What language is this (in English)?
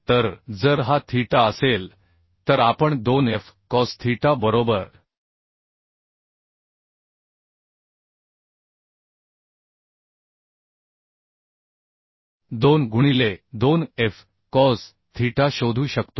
Marathi